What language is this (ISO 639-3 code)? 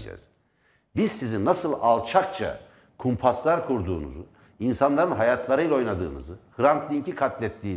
tur